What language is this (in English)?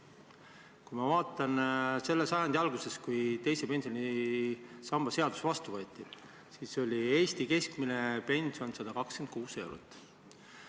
Estonian